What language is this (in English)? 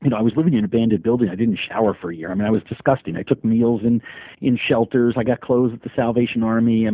English